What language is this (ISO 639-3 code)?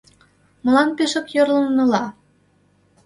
chm